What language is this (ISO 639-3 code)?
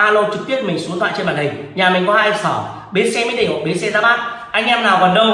vie